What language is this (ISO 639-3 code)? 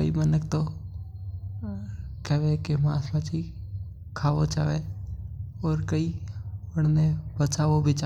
mtr